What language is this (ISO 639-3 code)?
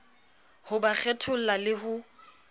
sot